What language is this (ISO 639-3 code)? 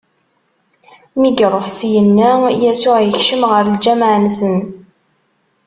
kab